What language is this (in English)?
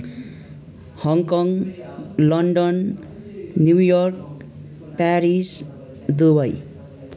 Nepali